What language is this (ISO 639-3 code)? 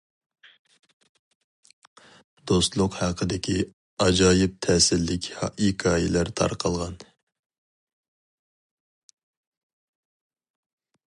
uig